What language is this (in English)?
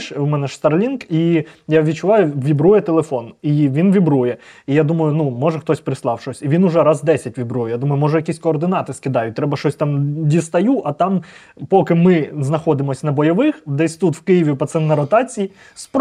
Ukrainian